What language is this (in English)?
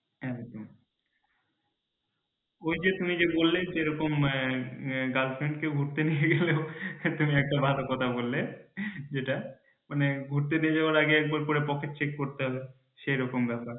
Bangla